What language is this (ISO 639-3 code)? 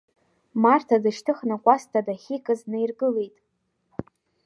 abk